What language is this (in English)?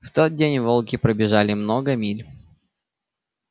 Russian